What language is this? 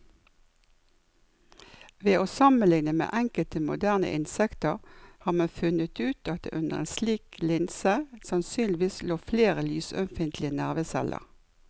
Norwegian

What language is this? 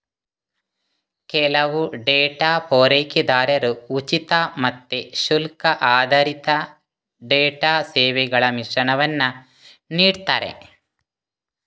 Kannada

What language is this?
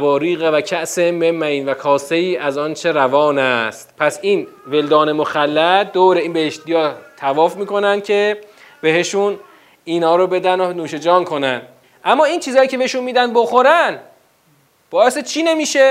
Persian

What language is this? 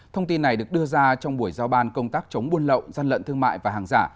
Vietnamese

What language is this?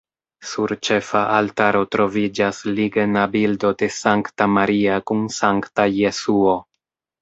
Esperanto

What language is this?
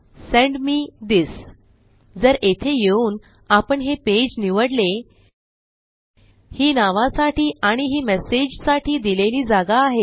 Marathi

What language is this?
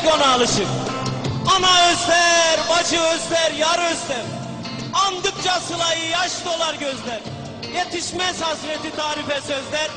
Turkish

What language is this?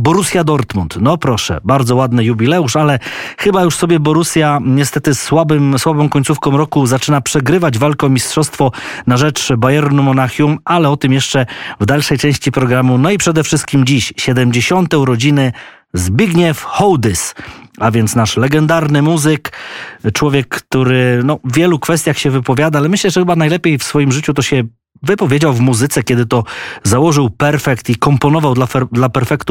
Polish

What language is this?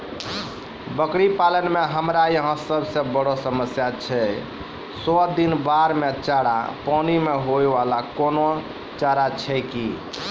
Maithili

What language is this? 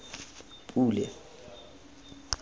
Tswana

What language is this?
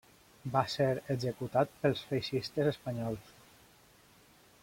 Catalan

